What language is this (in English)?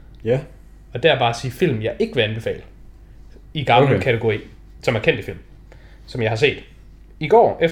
Danish